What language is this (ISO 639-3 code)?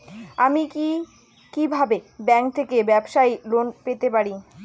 ben